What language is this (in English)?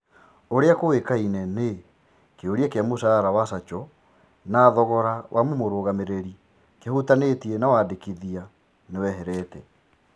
Kikuyu